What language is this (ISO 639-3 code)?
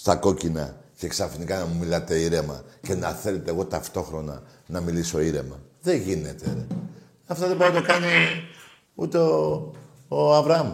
ell